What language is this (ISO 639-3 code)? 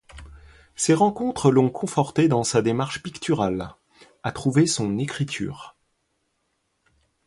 fra